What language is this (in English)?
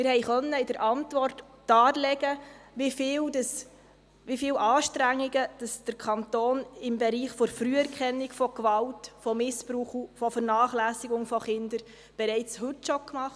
Swiss German